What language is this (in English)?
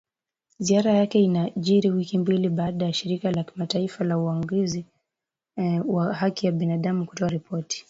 Swahili